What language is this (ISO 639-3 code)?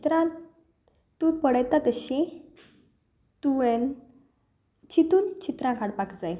kok